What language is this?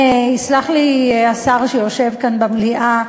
Hebrew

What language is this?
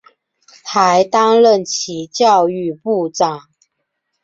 Chinese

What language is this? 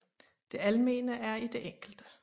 Danish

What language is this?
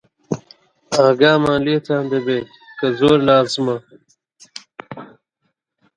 Central Kurdish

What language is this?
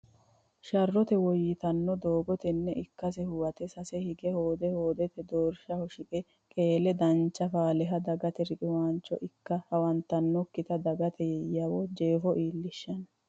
Sidamo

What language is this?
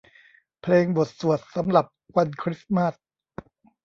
Thai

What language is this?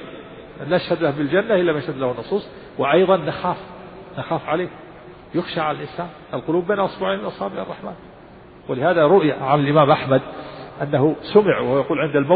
Arabic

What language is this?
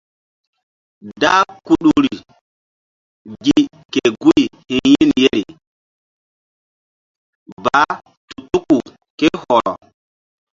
Mbum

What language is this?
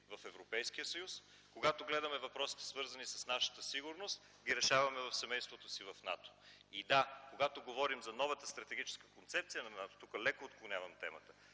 Bulgarian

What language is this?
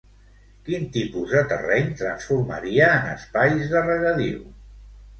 Catalan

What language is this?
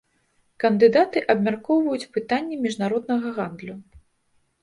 Belarusian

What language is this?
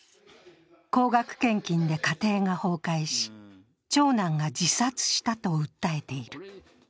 Japanese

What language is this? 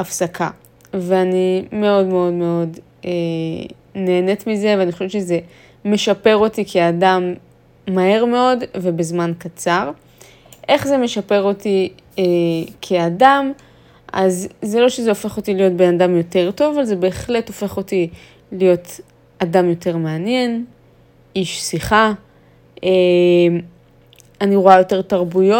Hebrew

